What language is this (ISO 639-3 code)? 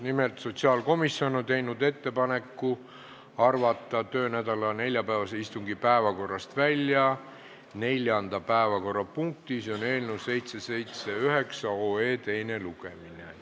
est